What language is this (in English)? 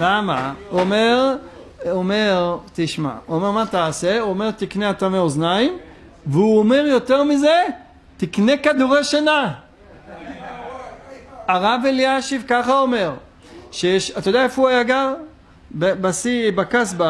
Hebrew